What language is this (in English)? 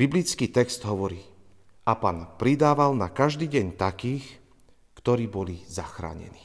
Slovak